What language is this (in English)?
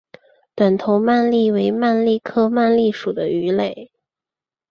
Chinese